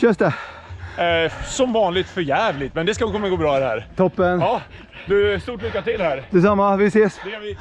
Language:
Swedish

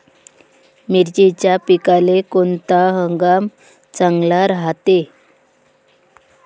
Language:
Marathi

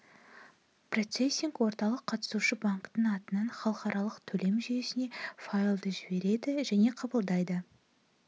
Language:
Kazakh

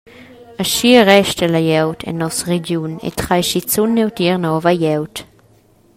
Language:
Romansh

